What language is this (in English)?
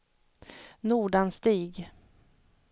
Swedish